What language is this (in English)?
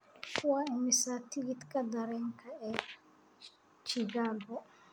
Somali